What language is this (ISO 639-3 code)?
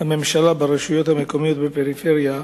heb